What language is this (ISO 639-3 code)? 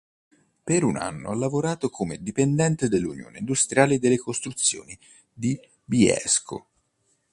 ita